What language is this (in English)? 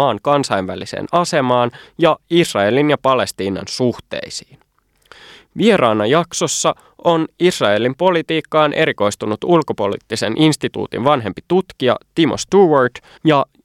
Finnish